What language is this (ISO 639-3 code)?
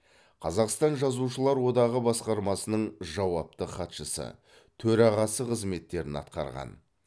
kaz